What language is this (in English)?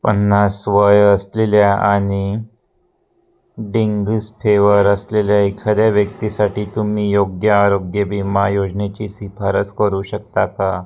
Marathi